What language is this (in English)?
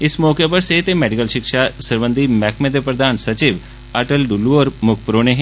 Dogri